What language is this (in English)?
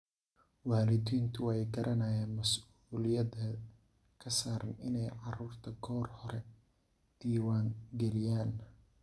Somali